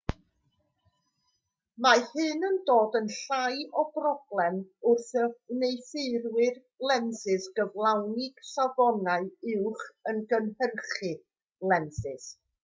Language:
Welsh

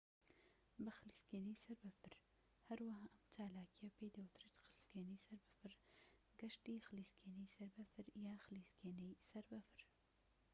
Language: Central Kurdish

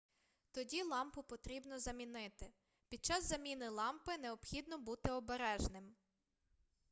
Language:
Ukrainian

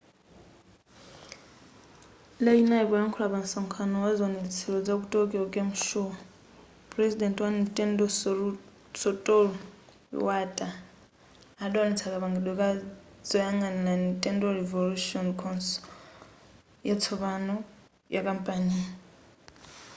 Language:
Nyanja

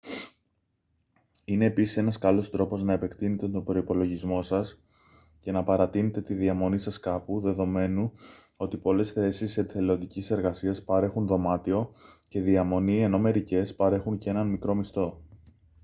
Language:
Greek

